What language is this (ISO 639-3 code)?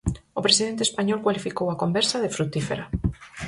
glg